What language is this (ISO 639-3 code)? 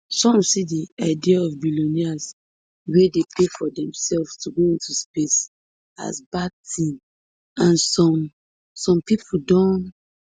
pcm